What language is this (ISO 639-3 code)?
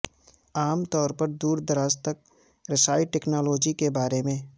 urd